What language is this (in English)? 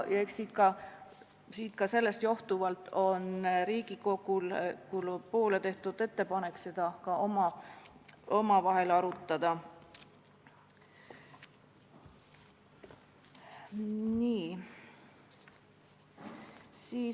Estonian